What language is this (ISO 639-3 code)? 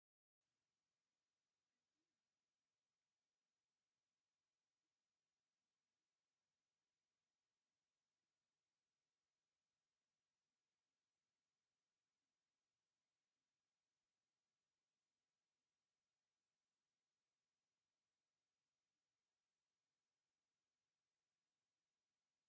tir